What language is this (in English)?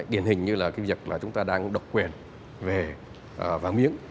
Vietnamese